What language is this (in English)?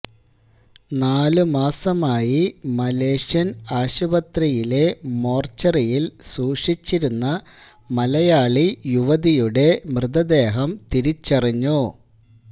Malayalam